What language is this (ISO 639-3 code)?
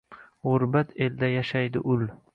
uzb